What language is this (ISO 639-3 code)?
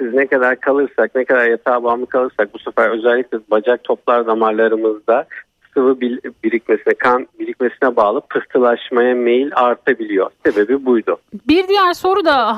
tur